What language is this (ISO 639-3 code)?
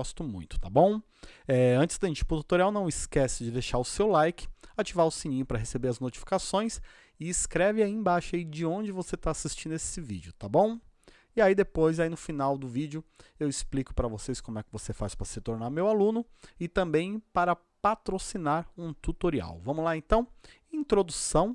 por